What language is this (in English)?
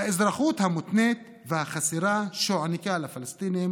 Hebrew